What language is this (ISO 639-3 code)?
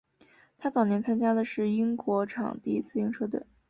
zho